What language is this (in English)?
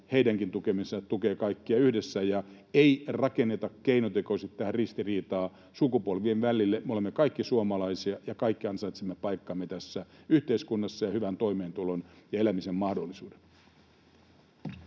Finnish